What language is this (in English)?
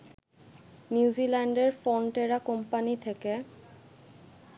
Bangla